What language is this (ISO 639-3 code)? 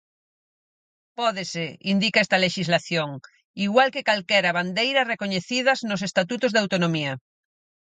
glg